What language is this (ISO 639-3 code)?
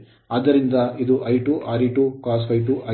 kan